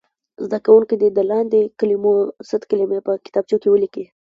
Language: Pashto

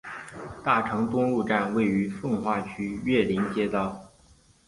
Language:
Chinese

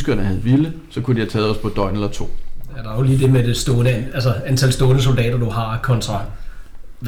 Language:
Danish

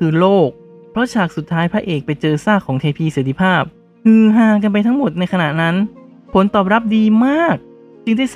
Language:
Thai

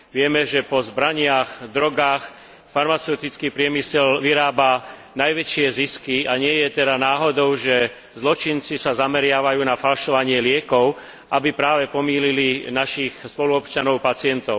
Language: Slovak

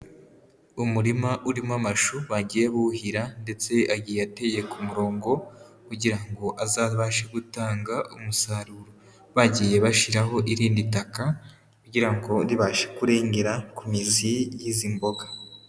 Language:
Kinyarwanda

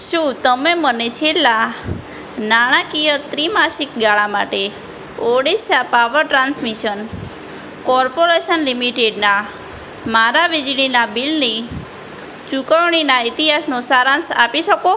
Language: Gujarati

